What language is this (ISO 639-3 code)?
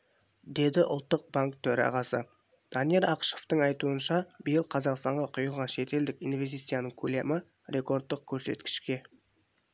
kaz